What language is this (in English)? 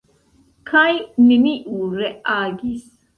Esperanto